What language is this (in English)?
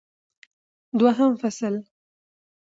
Pashto